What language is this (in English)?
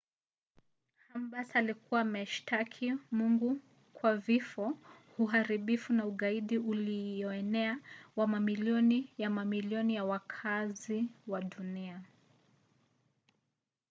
Swahili